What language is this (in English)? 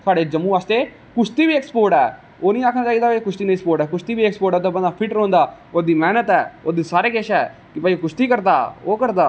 Dogri